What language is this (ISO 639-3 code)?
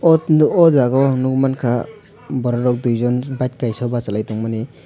trp